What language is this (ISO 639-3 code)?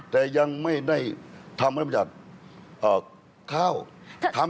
tha